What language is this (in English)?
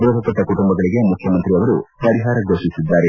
Kannada